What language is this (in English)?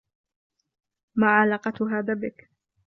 Arabic